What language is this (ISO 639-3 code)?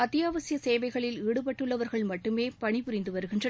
tam